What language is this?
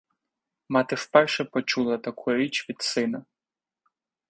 Ukrainian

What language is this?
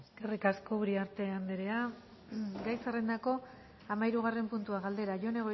Basque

